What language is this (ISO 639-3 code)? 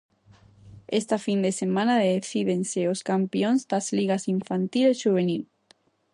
glg